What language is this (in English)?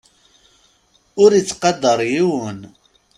Kabyle